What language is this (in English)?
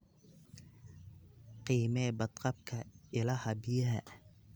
Somali